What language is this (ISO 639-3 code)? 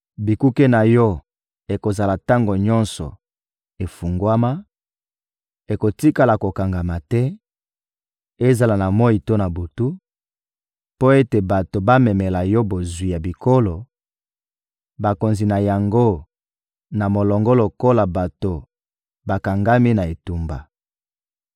lin